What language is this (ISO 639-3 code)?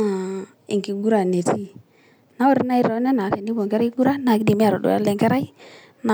mas